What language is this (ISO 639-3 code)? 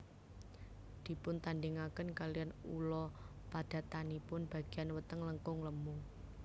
jav